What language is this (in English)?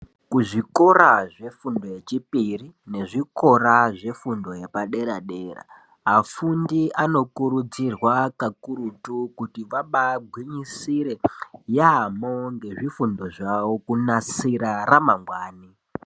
Ndau